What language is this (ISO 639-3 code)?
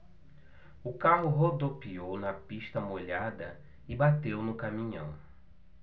por